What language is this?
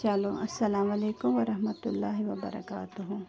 Kashmiri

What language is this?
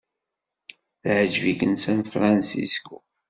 Kabyle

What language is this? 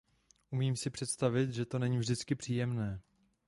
Czech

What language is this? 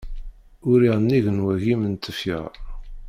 Kabyle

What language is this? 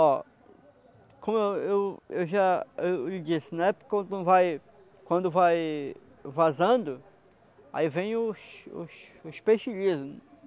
Portuguese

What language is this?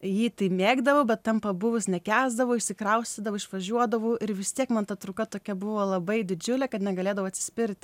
Lithuanian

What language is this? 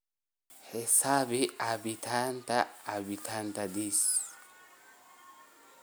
Somali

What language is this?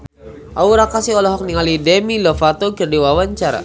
Sundanese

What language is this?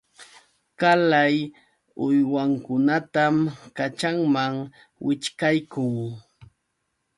Yauyos Quechua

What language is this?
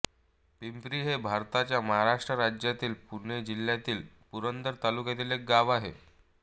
Marathi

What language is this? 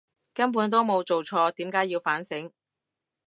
Cantonese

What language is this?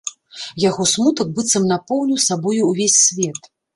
Belarusian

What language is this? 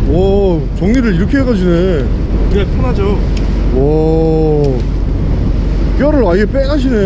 Korean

